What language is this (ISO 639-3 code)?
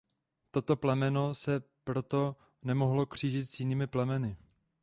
ces